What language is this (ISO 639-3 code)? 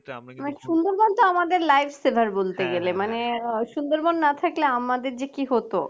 ben